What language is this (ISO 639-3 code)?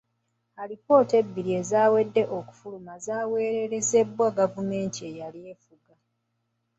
lug